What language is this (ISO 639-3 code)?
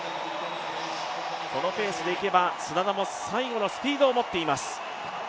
jpn